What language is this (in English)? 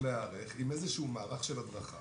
Hebrew